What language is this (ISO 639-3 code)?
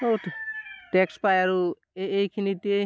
asm